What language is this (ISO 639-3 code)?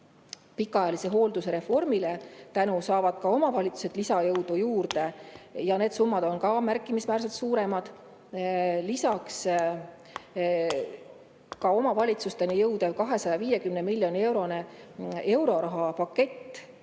est